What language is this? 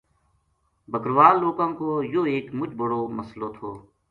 Gujari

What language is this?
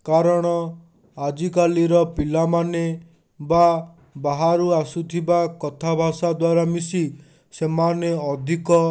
Odia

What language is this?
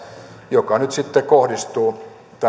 Finnish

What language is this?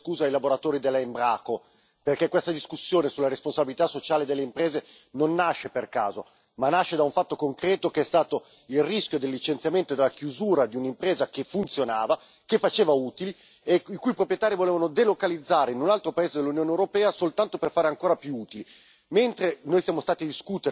Italian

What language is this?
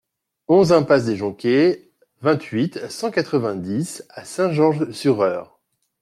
French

